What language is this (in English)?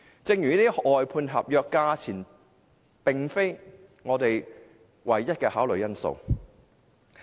Cantonese